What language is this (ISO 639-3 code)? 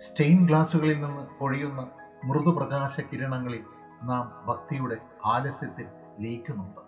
mal